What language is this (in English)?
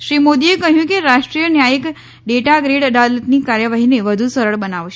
Gujarati